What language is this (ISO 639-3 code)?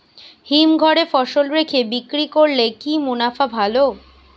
ben